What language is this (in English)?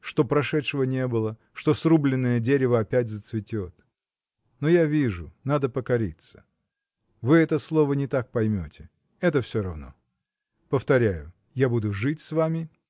Russian